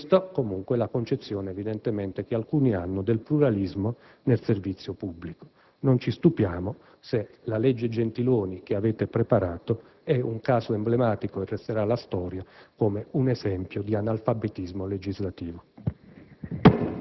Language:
Italian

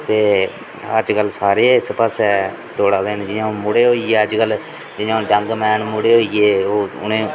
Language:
Dogri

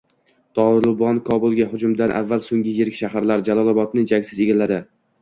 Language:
Uzbek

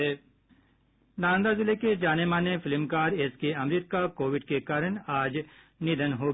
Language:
Hindi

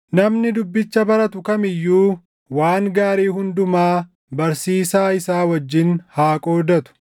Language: Oromo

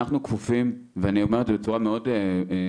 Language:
Hebrew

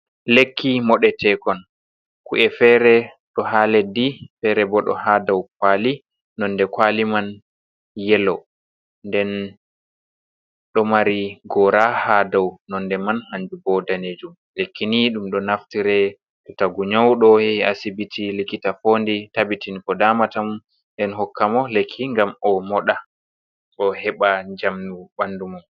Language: Fula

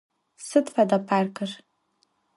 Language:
Adyghe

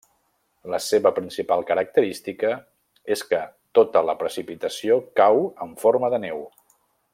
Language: Catalan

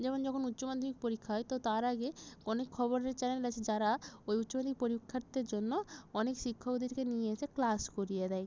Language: Bangla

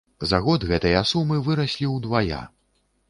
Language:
Belarusian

